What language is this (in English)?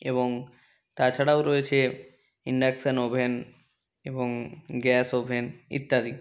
Bangla